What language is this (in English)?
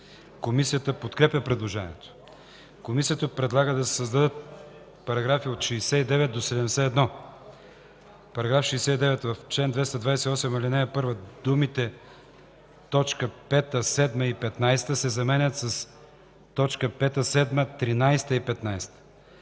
Bulgarian